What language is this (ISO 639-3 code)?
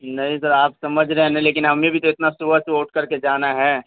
urd